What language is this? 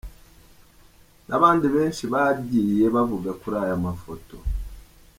Kinyarwanda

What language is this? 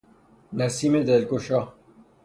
Persian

